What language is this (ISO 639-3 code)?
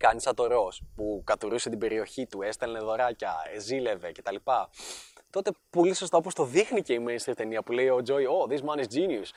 ell